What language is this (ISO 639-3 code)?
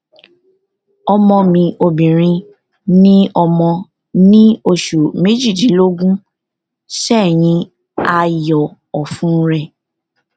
yor